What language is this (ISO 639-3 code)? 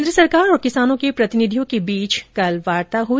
hin